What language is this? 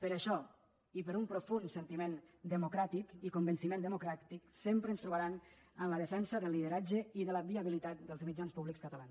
Catalan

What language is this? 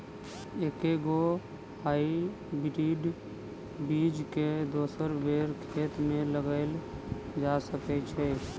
Maithili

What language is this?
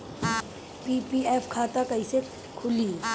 Bhojpuri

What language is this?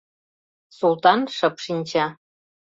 Mari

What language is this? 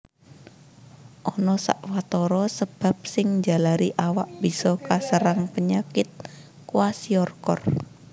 Javanese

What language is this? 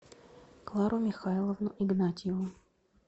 Russian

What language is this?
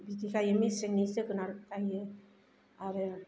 Bodo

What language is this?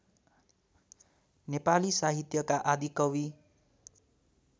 Nepali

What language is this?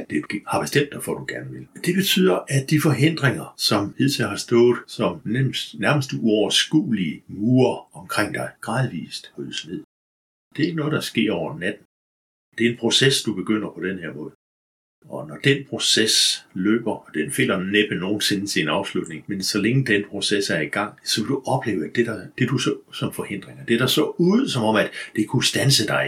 Danish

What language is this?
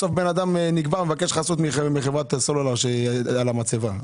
Hebrew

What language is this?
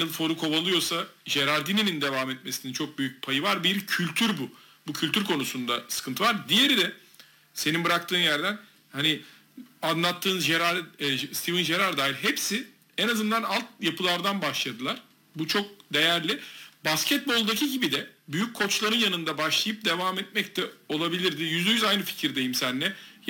Turkish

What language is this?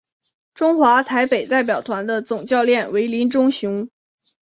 Chinese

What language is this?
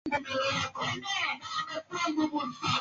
Swahili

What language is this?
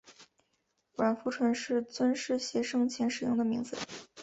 Chinese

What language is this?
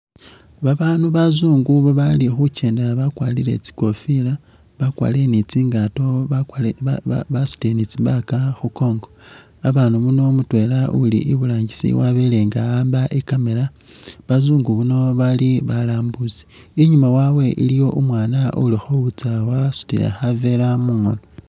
Masaaba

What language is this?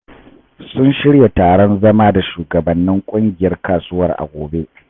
Hausa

